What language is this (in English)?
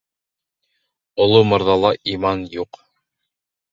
Bashkir